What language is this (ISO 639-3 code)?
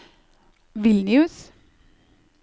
nor